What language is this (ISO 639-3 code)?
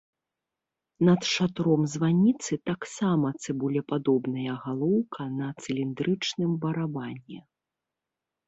bel